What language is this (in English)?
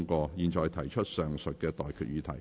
Cantonese